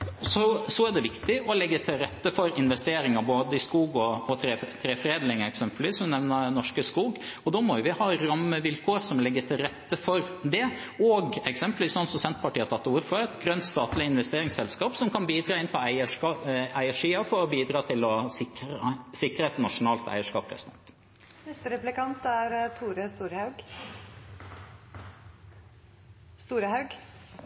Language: Norwegian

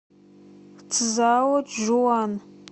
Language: Russian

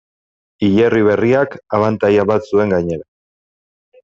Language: Basque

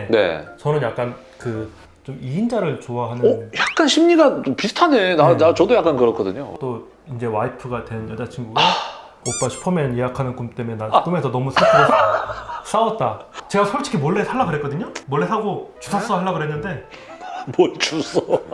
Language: Korean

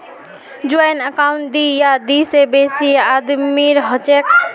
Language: Magahi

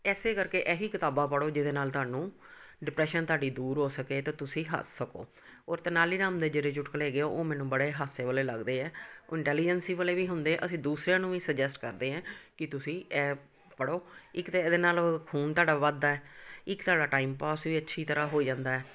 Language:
Punjabi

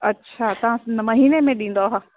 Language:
Sindhi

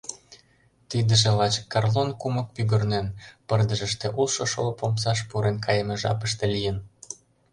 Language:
Mari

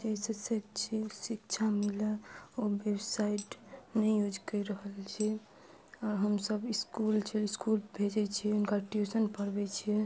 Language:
Maithili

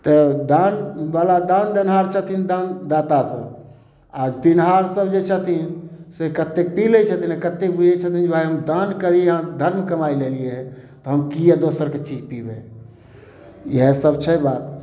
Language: Maithili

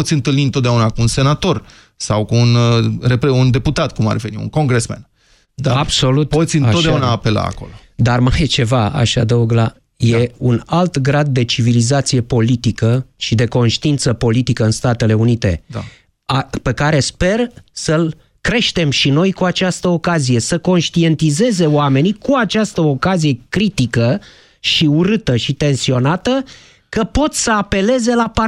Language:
Romanian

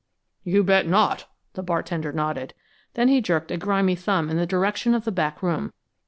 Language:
English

